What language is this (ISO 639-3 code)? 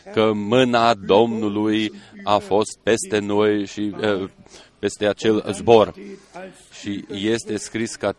ron